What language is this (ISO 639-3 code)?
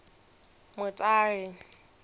ven